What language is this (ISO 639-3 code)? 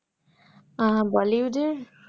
ben